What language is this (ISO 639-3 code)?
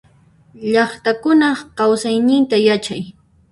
qxp